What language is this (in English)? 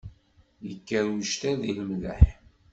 Kabyle